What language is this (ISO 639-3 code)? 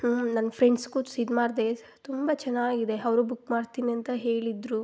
kan